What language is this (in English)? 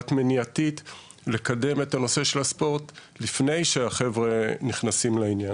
Hebrew